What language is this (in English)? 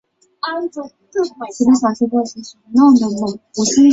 Chinese